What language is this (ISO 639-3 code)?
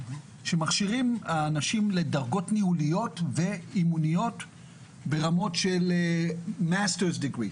heb